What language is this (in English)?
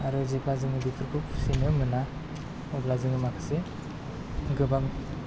Bodo